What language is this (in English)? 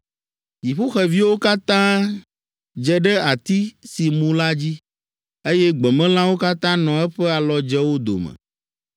Ewe